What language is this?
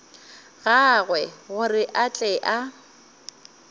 Northern Sotho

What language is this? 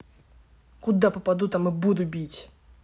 Russian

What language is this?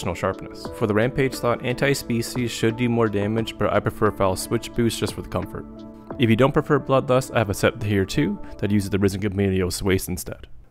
English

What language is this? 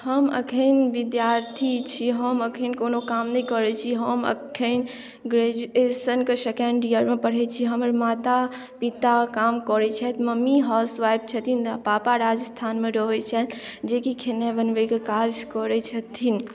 Maithili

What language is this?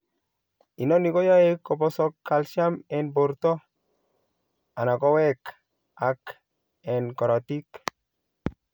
Kalenjin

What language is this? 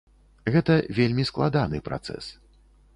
Belarusian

